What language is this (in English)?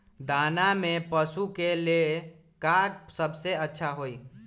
Magahi